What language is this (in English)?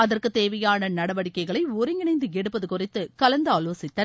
Tamil